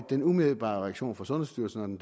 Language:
Danish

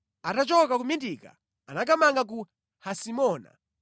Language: Nyanja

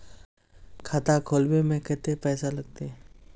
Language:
Magahi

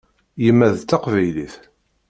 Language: Kabyle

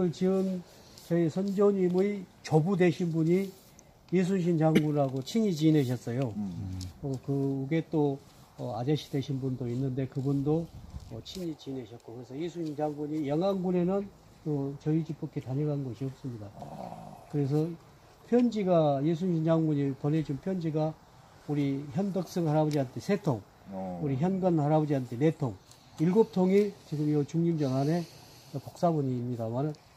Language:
Korean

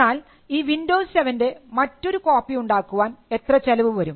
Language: Malayalam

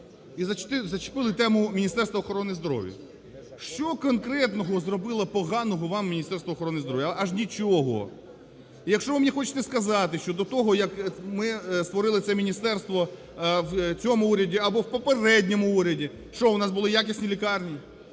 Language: Ukrainian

